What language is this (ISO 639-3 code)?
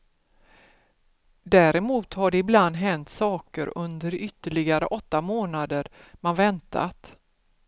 swe